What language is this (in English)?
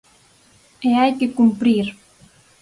Galician